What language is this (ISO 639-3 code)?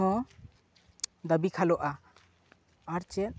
sat